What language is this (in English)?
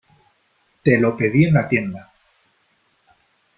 Spanish